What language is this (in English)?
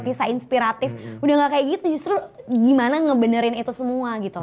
Indonesian